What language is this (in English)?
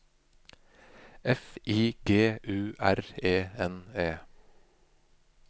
Norwegian